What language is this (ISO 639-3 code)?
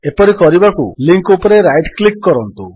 ori